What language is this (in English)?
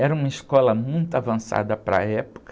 Portuguese